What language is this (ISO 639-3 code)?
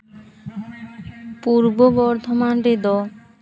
sat